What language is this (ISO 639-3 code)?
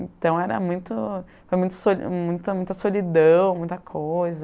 por